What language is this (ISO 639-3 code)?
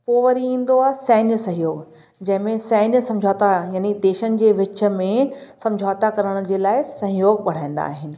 snd